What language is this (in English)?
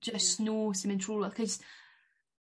Welsh